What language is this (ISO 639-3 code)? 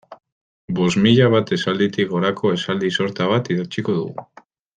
eus